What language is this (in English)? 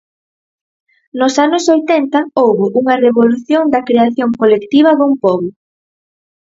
Galician